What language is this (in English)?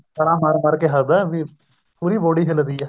Punjabi